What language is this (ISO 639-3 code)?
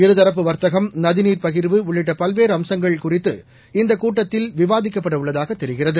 tam